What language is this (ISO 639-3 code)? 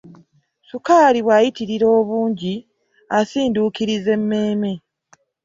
lug